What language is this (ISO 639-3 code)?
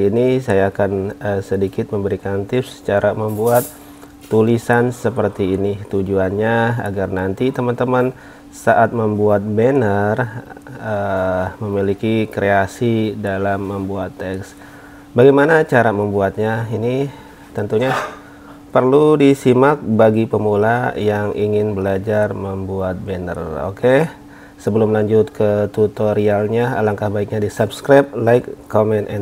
ind